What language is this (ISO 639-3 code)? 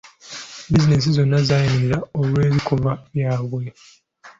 lug